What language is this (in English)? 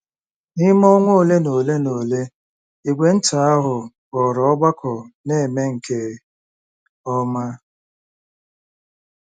Igbo